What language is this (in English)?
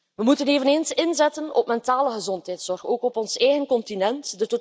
Dutch